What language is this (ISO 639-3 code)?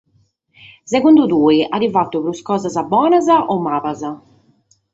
srd